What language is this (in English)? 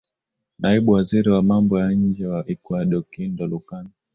Swahili